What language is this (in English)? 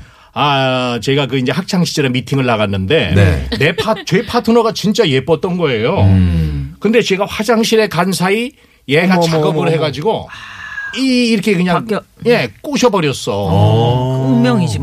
Korean